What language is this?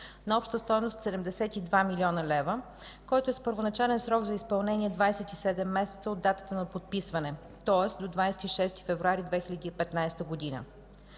Bulgarian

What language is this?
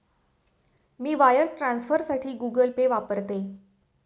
Marathi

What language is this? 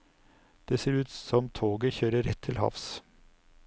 Norwegian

